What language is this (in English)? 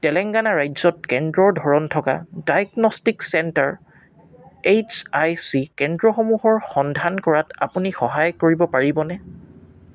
Assamese